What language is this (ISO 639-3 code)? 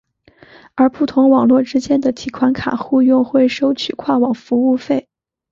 zho